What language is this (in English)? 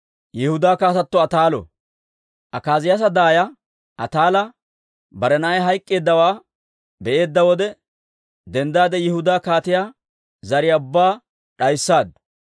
Dawro